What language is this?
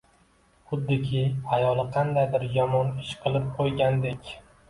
Uzbek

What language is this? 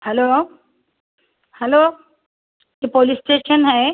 Urdu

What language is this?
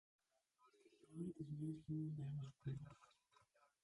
Greek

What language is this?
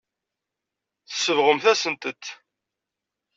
Kabyle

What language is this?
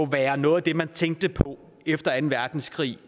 Danish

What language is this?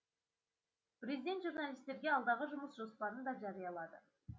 Kazakh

